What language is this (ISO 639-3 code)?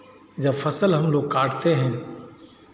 hin